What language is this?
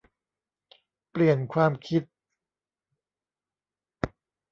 Thai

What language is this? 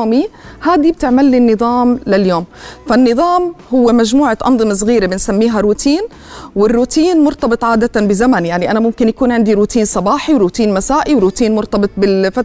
Arabic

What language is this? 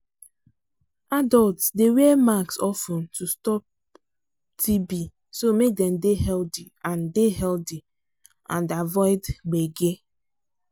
Nigerian Pidgin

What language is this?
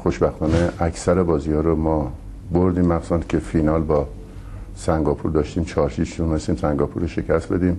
Persian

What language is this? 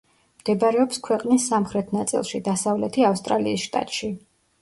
Georgian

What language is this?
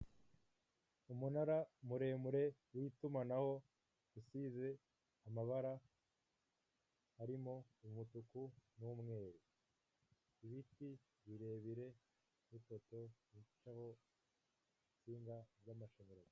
Kinyarwanda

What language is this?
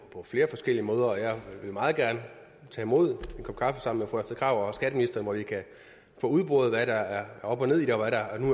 Danish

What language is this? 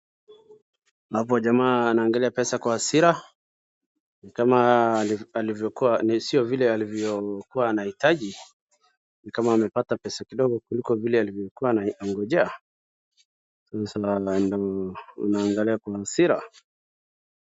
Swahili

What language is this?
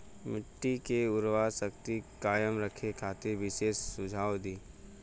Bhojpuri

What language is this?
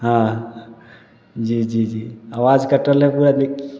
Maithili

